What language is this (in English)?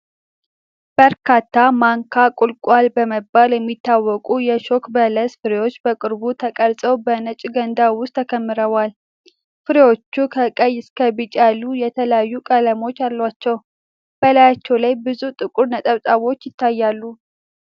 Amharic